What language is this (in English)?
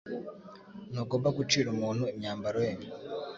Kinyarwanda